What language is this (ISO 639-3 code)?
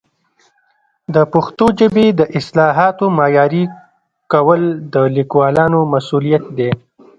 pus